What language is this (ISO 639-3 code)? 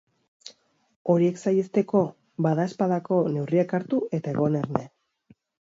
eus